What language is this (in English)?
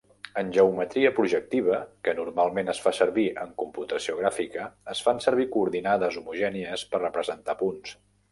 Catalan